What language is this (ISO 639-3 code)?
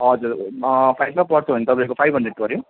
nep